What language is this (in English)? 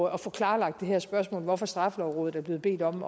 Danish